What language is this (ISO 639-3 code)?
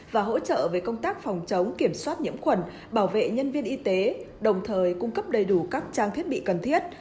vie